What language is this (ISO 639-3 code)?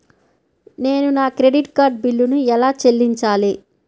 tel